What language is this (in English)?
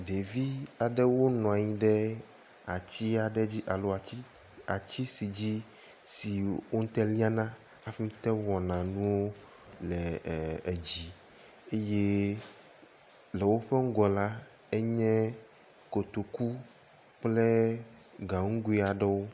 Ewe